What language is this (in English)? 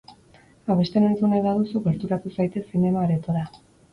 Basque